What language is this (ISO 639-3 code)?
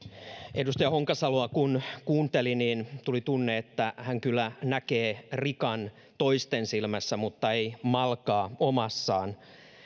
fin